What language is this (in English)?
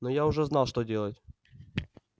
Russian